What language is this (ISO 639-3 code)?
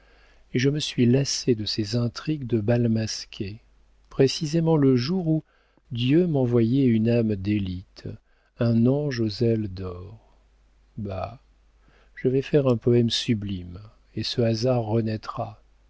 fra